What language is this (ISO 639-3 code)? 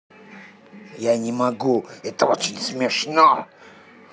rus